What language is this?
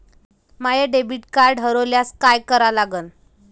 Marathi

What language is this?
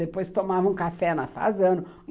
Portuguese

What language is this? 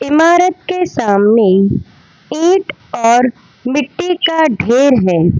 Hindi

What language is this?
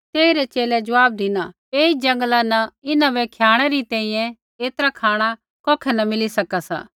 Kullu Pahari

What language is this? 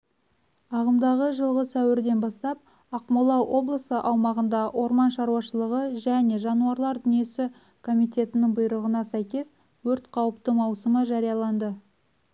Kazakh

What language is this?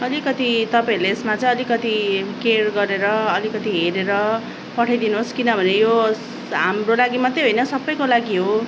Nepali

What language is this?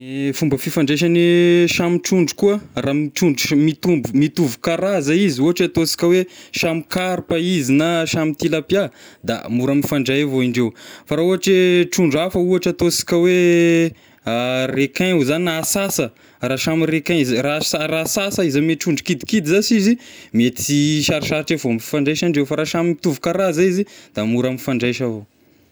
Tesaka Malagasy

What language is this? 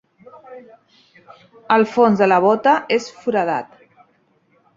Catalan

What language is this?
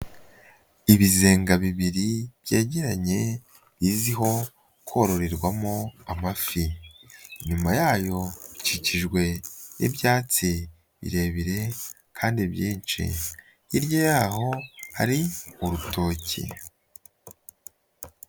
Kinyarwanda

